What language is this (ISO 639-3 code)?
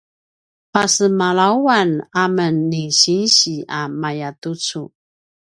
pwn